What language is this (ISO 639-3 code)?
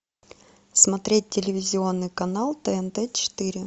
rus